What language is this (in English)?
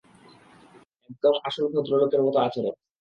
Bangla